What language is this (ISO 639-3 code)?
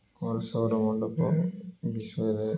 ori